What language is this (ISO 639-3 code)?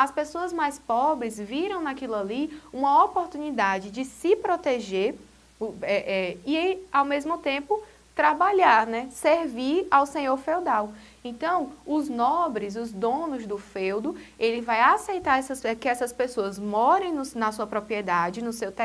por